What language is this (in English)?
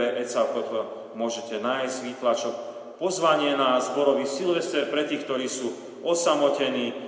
Slovak